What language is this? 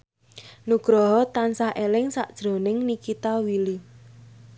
Javanese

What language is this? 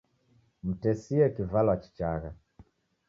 Taita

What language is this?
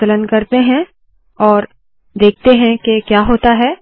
Hindi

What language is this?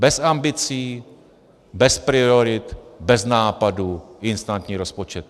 Czech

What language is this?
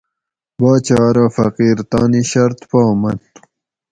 Gawri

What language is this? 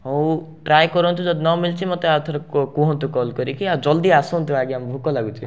Odia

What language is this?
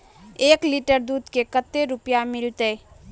Magahi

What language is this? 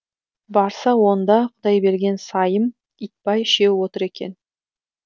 Kazakh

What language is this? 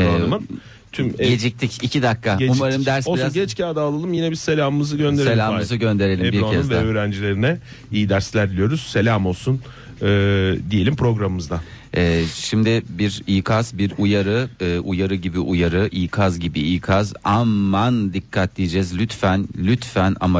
Turkish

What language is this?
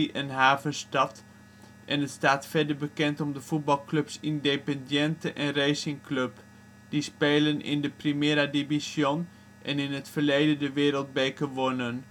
Dutch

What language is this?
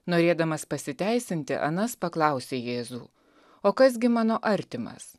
Lithuanian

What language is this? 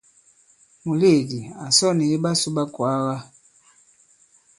Bankon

